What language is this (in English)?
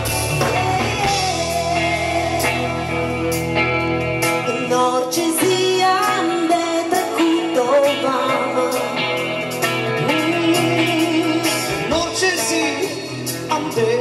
Romanian